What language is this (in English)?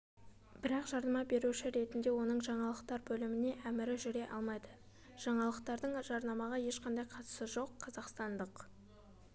Kazakh